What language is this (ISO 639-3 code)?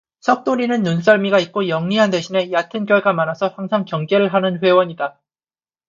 kor